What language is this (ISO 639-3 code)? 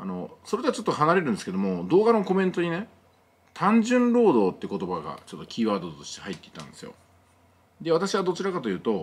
jpn